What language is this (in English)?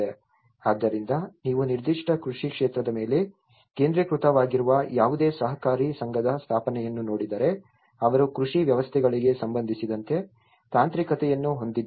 Kannada